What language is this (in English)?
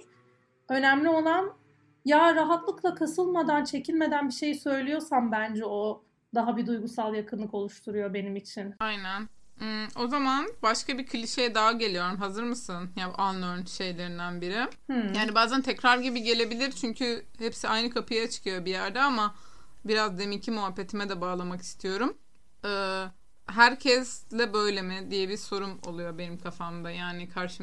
Turkish